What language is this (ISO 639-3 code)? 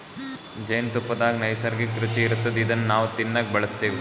kan